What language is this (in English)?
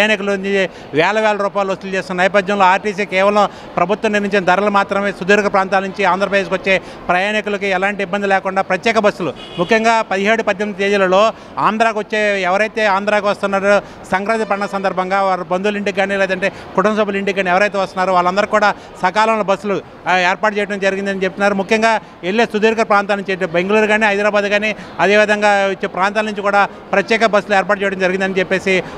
Telugu